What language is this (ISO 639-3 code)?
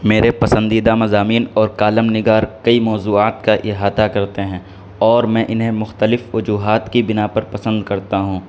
urd